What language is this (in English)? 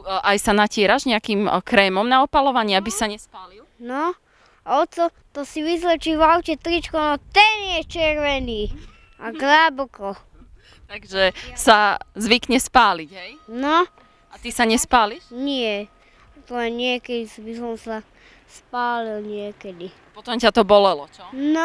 Slovak